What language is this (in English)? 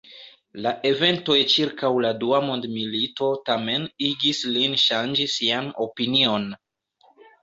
Esperanto